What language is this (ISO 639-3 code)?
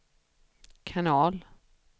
swe